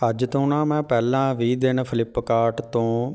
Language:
Punjabi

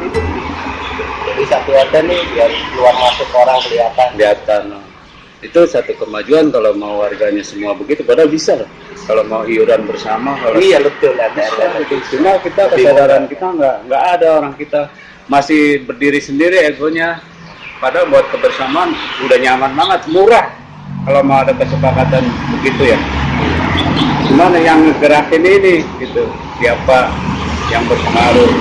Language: Indonesian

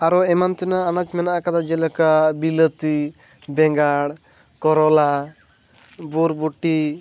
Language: Santali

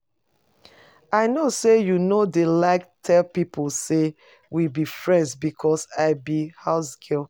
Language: Nigerian Pidgin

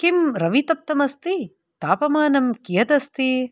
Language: Sanskrit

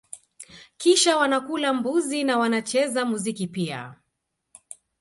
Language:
Swahili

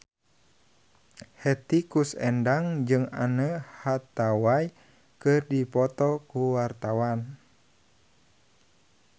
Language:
Sundanese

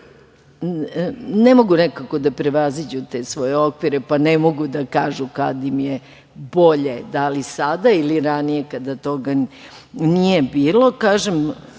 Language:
Serbian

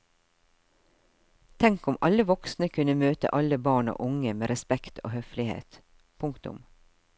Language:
Norwegian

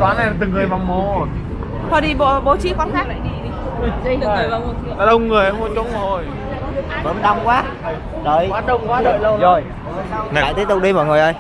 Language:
Vietnamese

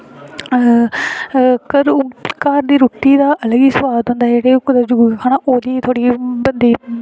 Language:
Dogri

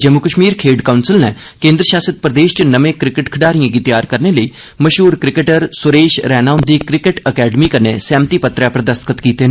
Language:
Dogri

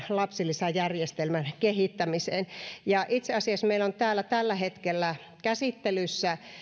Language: Finnish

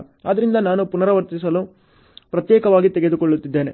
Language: Kannada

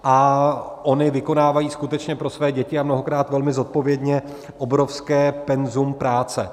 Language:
Czech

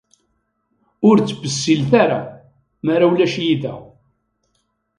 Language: Kabyle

